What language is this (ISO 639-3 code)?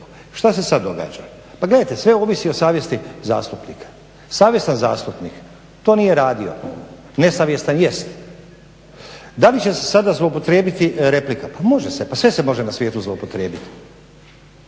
hrv